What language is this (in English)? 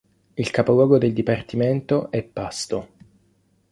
Italian